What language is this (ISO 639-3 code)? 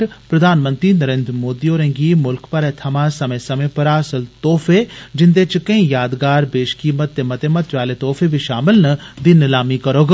doi